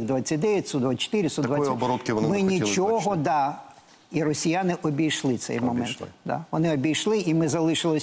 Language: Ukrainian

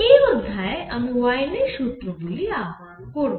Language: Bangla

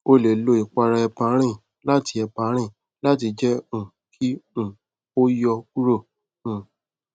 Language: Yoruba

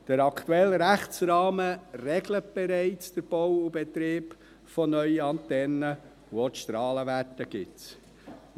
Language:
Swiss German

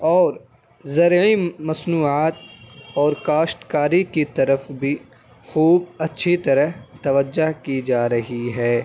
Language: Urdu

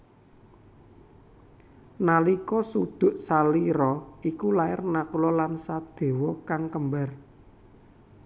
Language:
Javanese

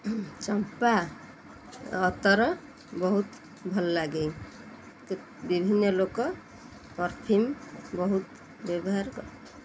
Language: Odia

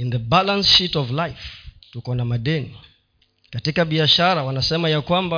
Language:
Swahili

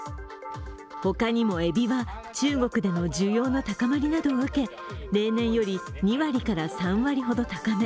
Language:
Japanese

